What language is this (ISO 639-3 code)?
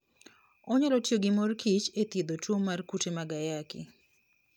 luo